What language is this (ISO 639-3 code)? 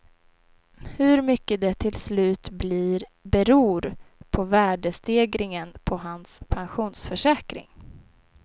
swe